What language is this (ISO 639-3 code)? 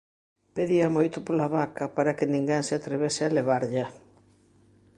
glg